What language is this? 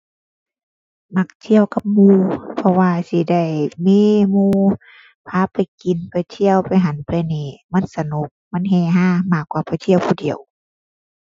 Thai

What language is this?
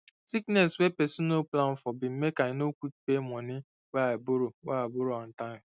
Nigerian Pidgin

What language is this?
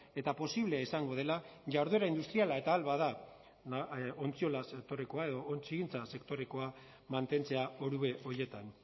Basque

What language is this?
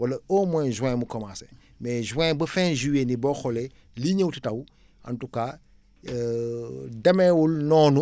Wolof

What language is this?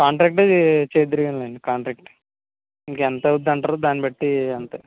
Telugu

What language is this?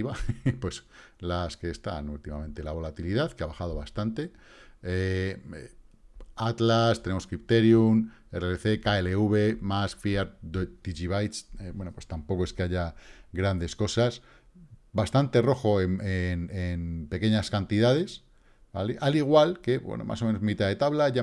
Spanish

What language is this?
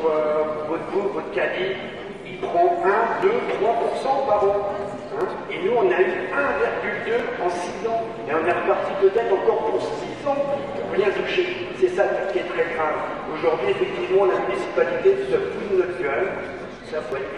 French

